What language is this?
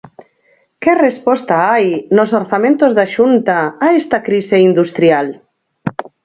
Galician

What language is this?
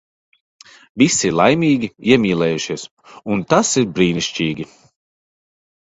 Latvian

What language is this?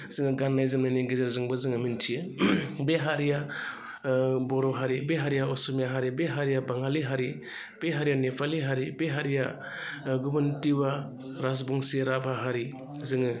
Bodo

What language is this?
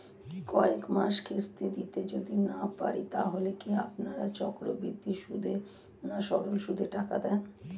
Bangla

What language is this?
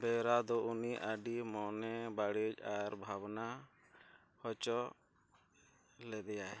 Santali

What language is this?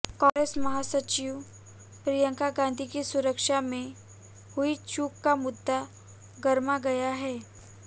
Hindi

